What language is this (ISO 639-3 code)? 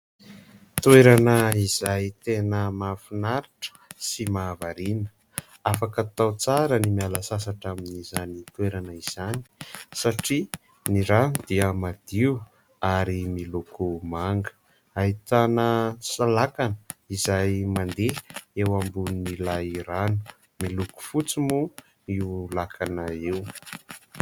mlg